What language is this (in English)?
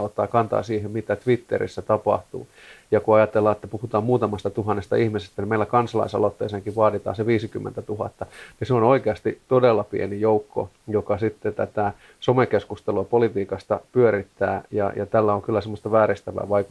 Finnish